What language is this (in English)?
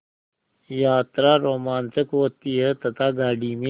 Hindi